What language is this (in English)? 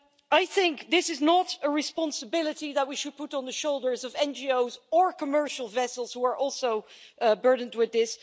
English